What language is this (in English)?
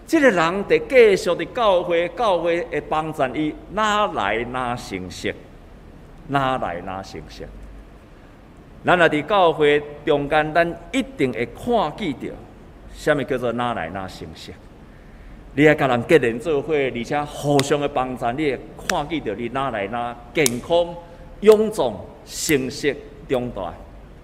Chinese